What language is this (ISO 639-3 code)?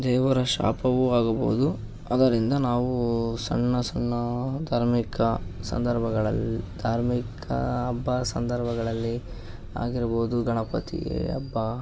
kan